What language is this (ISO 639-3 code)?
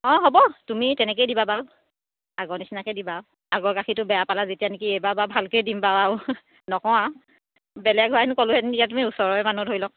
asm